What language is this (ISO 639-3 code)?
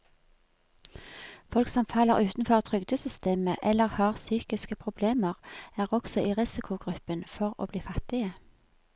nor